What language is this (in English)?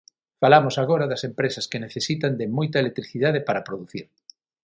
Galician